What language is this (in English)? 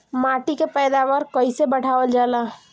Bhojpuri